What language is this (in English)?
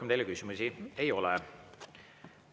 Estonian